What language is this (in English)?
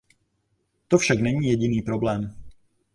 Czech